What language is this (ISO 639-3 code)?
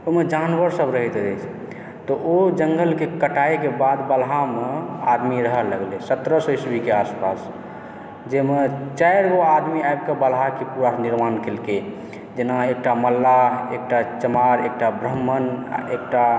mai